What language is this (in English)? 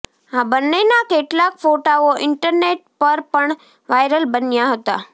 Gujarati